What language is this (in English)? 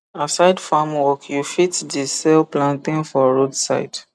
Nigerian Pidgin